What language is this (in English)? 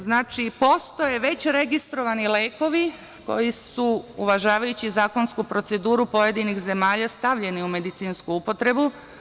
Serbian